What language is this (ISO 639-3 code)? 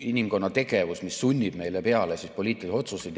est